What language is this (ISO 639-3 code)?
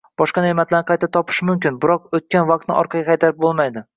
uzb